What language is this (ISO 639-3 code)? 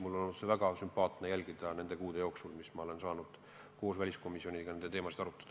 est